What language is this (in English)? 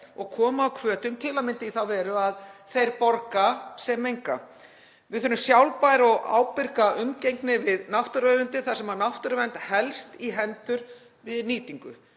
Icelandic